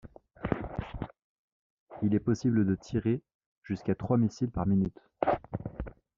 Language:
French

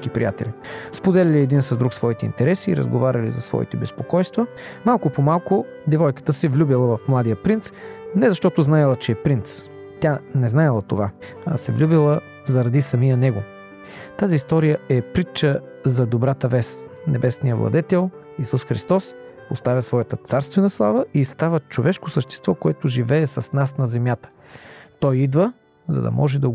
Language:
Bulgarian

